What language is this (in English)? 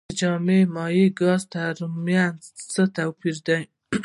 Pashto